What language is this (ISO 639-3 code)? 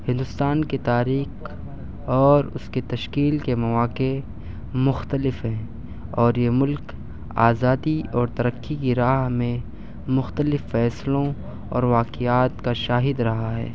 urd